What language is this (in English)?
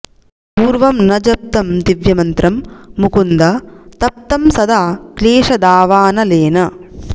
Sanskrit